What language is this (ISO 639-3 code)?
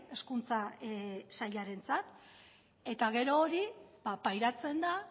eus